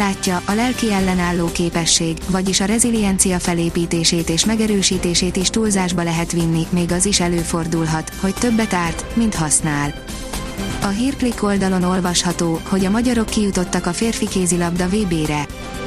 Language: Hungarian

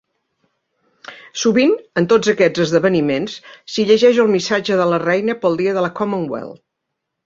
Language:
Catalan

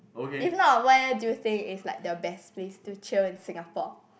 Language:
English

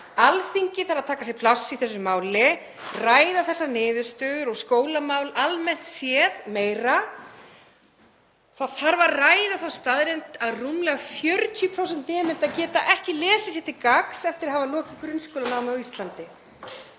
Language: Icelandic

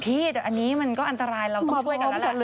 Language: Thai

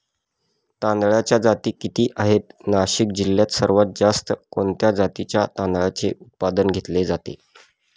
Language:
Marathi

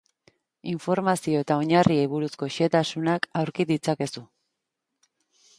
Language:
Basque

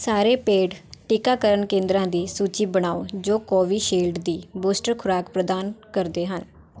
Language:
Punjabi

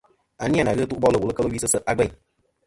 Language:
Kom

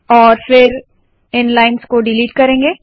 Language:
Hindi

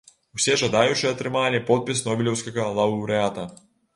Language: Belarusian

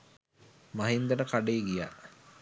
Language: Sinhala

